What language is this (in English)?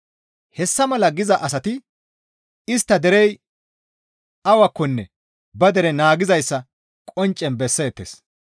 Gamo